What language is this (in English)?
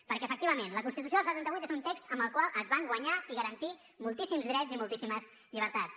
Catalan